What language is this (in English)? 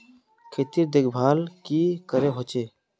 Magahi